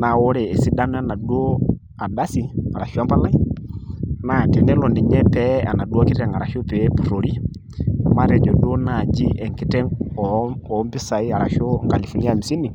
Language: Masai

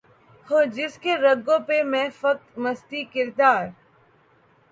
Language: Urdu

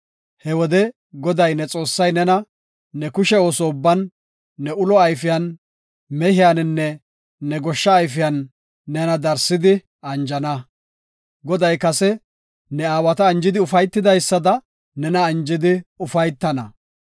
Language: Gofa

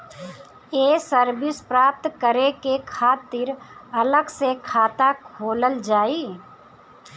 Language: Bhojpuri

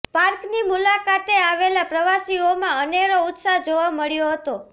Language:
Gujarati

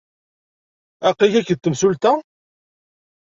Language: Kabyle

